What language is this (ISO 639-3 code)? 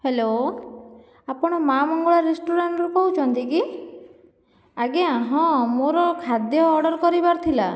ori